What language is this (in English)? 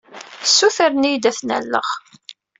Kabyle